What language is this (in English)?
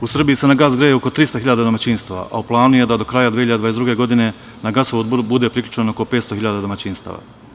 Serbian